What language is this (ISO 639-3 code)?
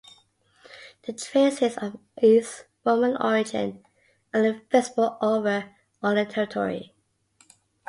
eng